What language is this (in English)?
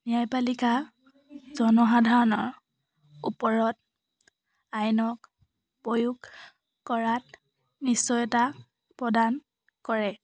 Assamese